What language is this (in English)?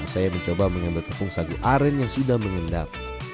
Indonesian